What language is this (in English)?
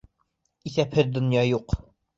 Bashkir